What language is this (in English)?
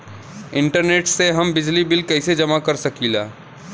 Bhojpuri